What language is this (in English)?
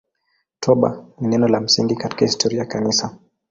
Swahili